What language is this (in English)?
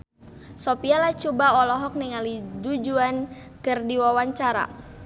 Sundanese